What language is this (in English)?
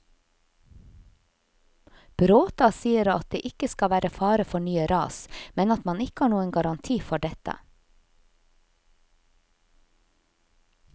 Norwegian